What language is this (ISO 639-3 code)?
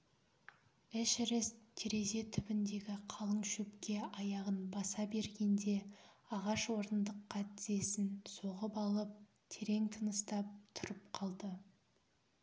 kaz